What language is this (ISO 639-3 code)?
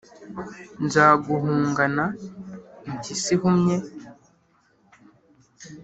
kin